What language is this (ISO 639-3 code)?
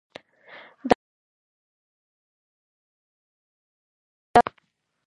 pus